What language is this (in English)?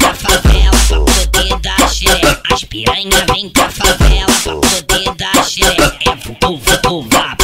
Romanian